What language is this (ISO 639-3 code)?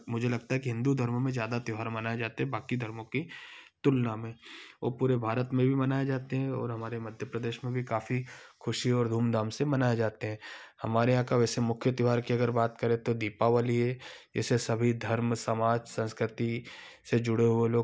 hin